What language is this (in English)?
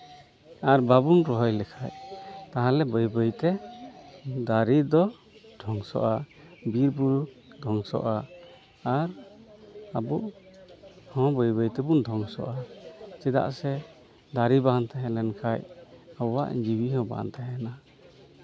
Santali